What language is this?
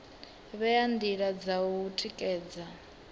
Venda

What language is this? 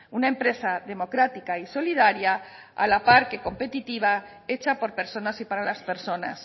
Spanish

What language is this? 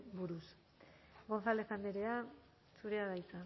Basque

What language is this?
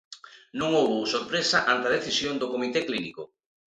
Galician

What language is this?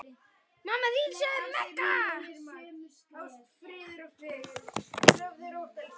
Icelandic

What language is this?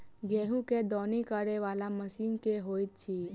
Maithili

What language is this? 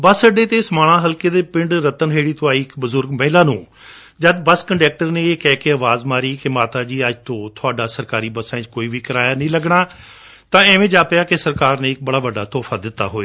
Punjabi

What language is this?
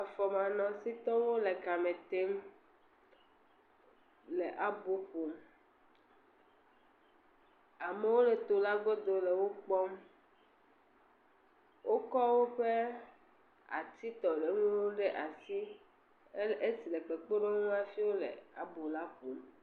Ewe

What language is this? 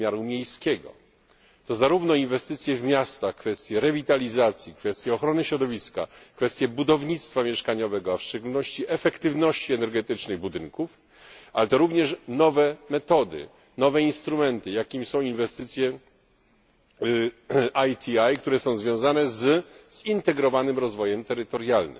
Polish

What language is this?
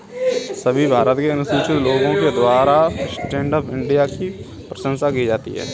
Hindi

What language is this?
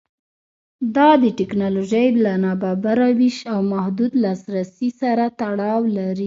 Pashto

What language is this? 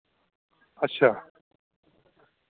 Dogri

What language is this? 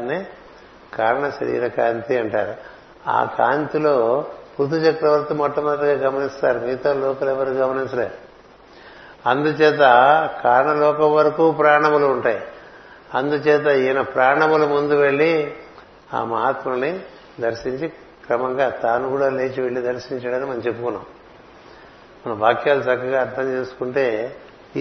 Telugu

